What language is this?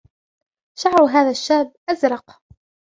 Arabic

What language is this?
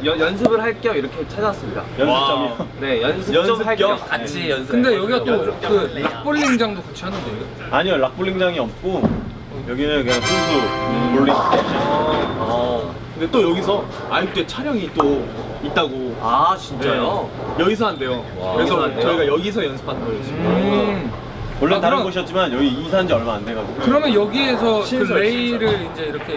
Korean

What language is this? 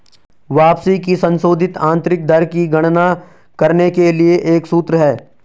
Hindi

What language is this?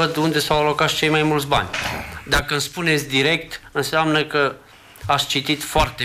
Romanian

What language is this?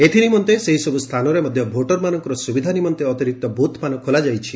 Odia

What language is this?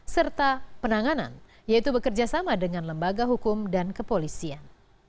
Indonesian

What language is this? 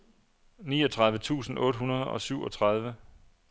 Danish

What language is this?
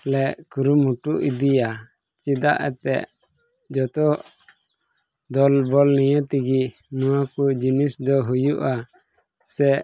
Santali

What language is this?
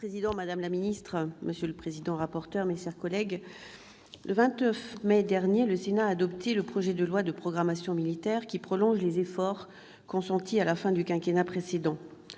French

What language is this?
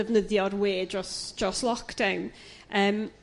Welsh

